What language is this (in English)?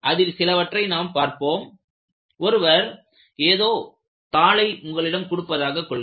Tamil